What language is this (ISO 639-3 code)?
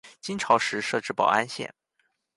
zho